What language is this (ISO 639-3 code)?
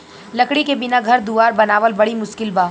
bho